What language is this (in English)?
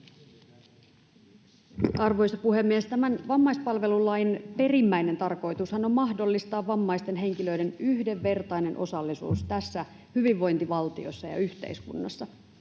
Finnish